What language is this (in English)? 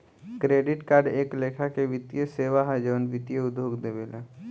Bhojpuri